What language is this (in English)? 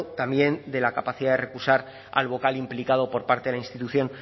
Spanish